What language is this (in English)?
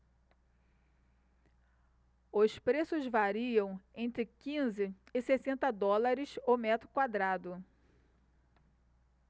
Portuguese